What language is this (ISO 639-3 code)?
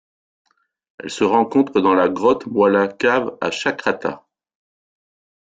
fra